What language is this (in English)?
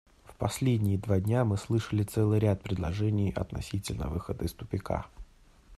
Russian